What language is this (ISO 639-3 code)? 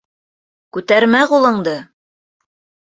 bak